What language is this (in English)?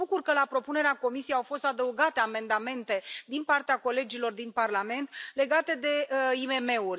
Romanian